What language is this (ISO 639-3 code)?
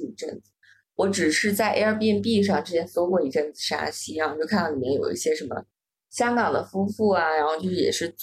zho